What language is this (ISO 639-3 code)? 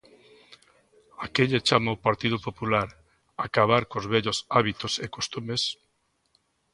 glg